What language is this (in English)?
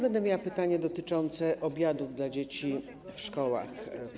Polish